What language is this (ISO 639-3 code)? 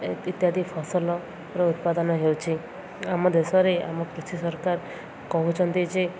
ori